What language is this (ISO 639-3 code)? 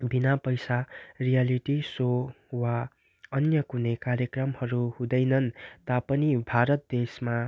nep